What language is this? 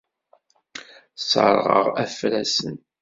Kabyle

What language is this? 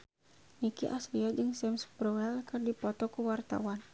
Sundanese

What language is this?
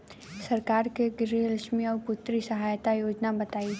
Bhojpuri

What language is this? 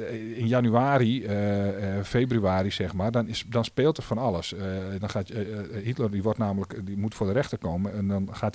Dutch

